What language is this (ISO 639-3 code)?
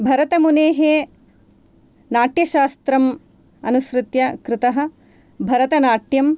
san